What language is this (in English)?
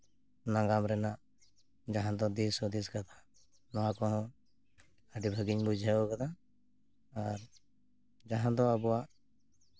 Santali